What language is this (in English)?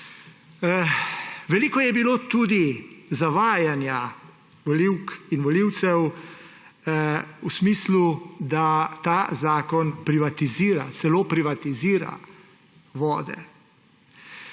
Slovenian